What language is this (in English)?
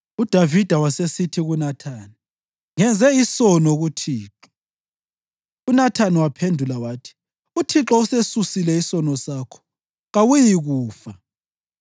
North Ndebele